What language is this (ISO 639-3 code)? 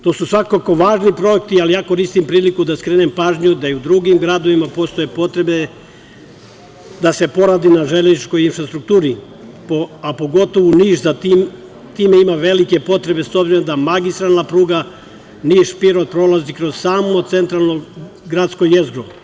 srp